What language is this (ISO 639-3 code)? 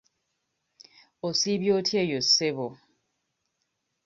lug